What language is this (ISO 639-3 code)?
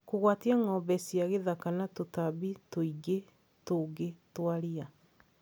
kik